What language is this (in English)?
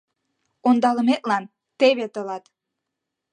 Mari